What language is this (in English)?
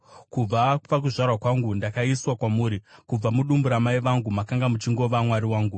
Shona